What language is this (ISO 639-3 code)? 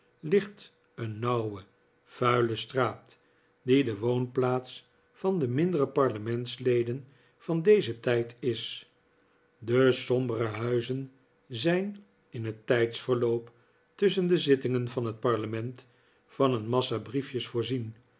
nld